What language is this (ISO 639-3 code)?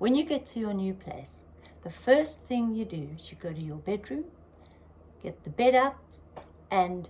eng